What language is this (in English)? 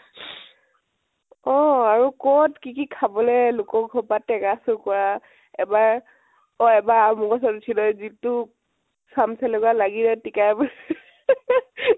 Assamese